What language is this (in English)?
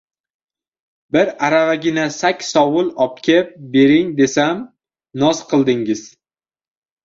Uzbek